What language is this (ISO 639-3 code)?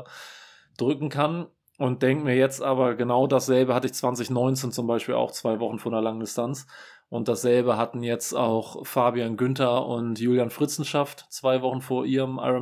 deu